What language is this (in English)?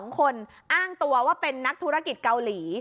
Thai